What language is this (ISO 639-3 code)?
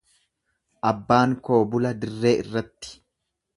orm